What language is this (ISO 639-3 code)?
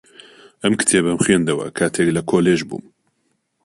ckb